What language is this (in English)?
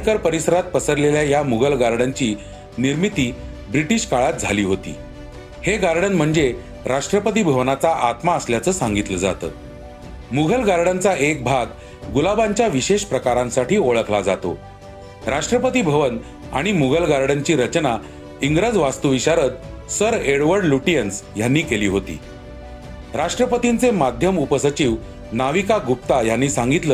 Marathi